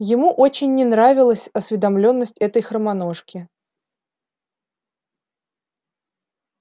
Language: Russian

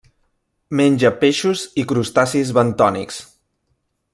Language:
Catalan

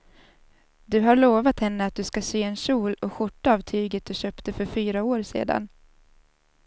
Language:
Swedish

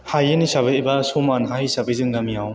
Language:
Bodo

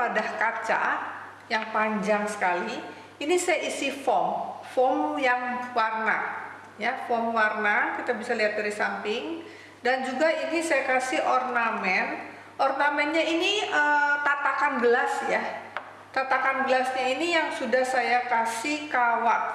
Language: Indonesian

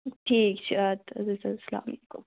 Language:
Kashmiri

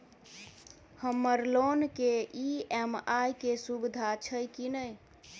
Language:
Maithili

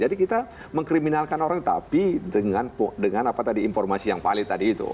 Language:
Indonesian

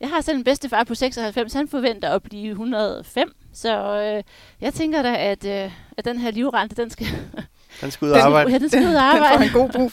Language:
Danish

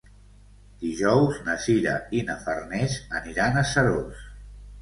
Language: Catalan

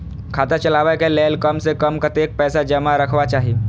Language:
Maithili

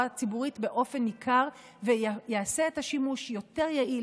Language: Hebrew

